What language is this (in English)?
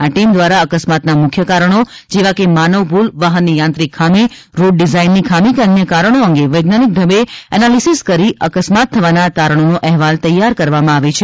Gujarati